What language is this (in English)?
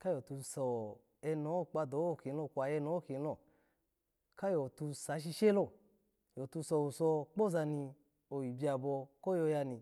Alago